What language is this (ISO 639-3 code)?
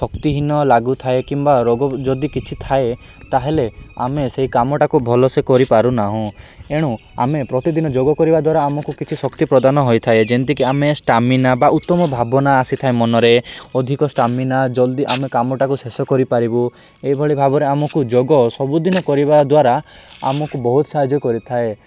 ori